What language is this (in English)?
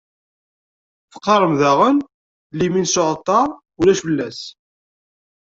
Kabyle